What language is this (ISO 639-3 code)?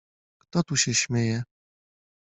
pol